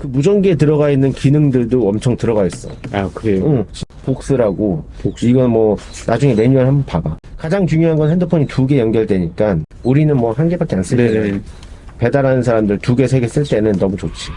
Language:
Korean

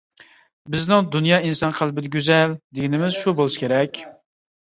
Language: Uyghur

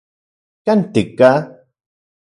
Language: Central Puebla Nahuatl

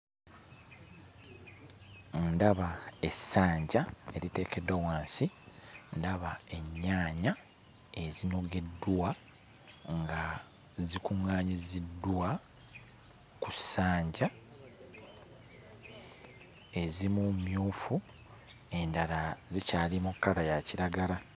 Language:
Ganda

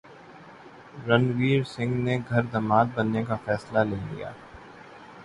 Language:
Urdu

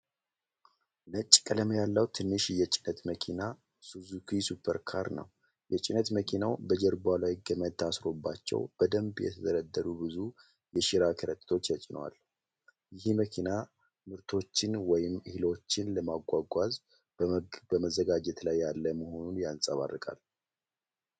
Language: Amharic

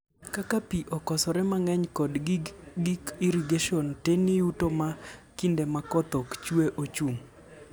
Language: Luo (Kenya and Tanzania)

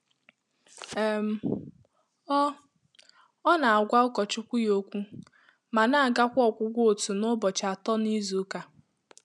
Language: Igbo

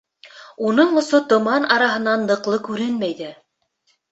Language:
Bashkir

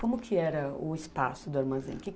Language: Portuguese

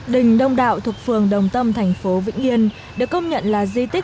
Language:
Vietnamese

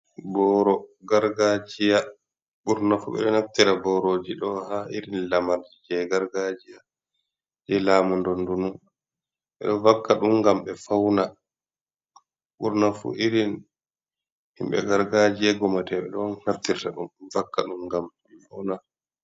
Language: Fula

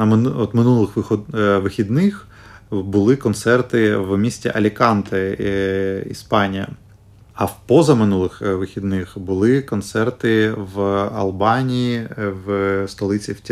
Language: Ukrainian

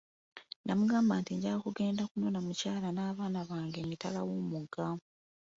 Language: Ganda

